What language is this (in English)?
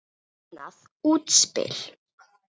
Icelandic